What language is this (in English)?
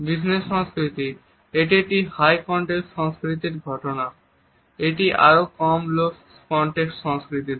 Bangla